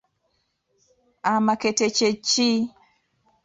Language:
Ganda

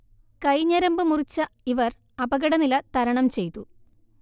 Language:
Malayalam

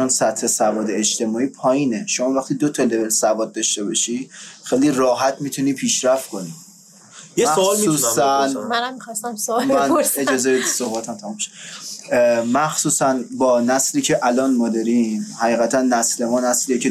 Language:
Persian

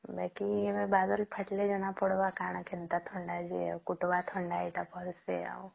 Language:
Odia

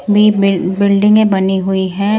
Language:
Hindi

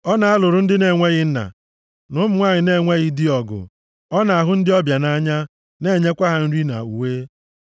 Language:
Igbo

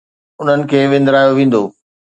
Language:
Sindhi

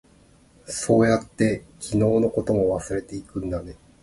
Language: Japanese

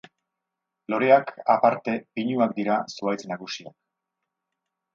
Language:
Basque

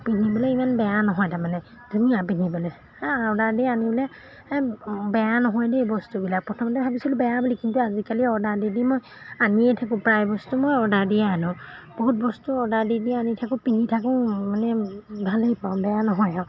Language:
Assamese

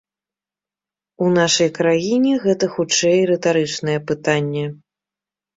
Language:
Belarusian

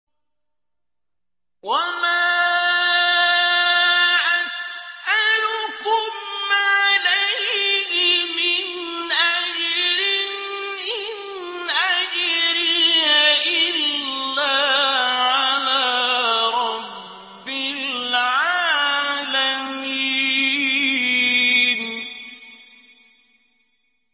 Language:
Arabic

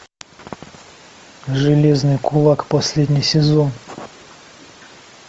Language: Russian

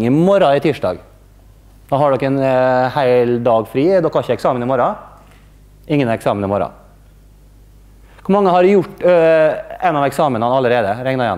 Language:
Norwegian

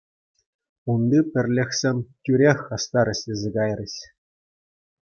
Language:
Chuvash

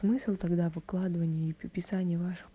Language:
Russian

